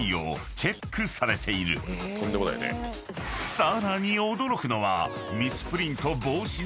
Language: Japanese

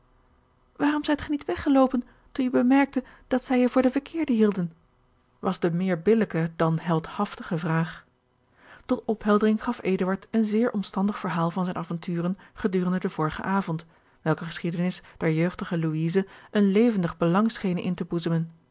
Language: Dutch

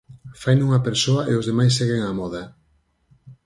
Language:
Galician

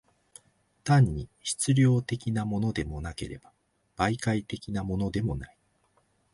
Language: Japanese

